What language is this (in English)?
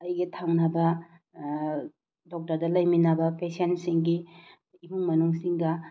Manipuri